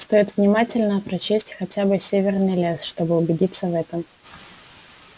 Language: Russian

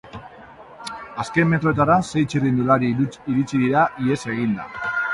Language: Basque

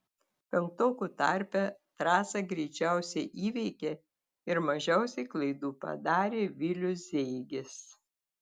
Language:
Lithuanian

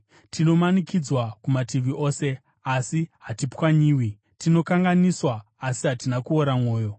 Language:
Shona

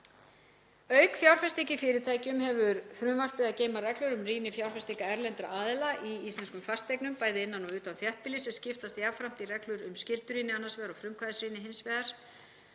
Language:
Icelandic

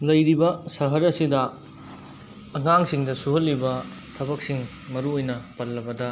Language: Manipuri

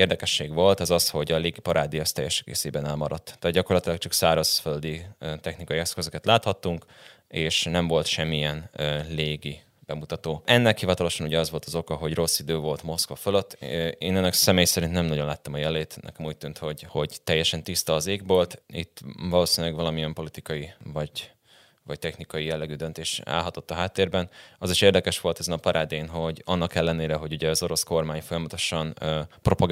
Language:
Hungarian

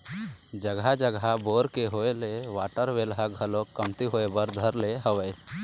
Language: Chhattisgarhi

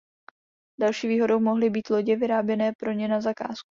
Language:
Czech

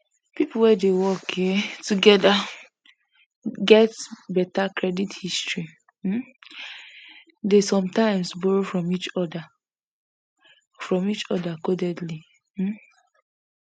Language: Nigerian Pidgin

